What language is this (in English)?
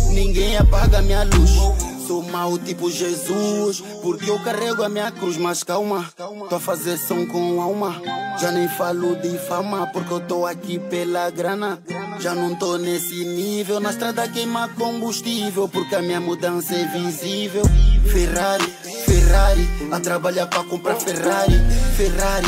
Portuguese